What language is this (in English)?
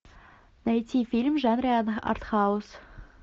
Russian